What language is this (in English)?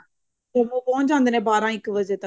Punjabi